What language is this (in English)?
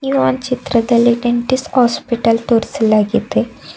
Kannada